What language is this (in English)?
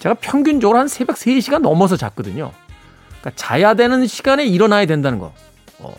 Korean